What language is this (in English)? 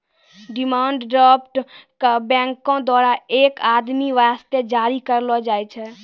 Maithili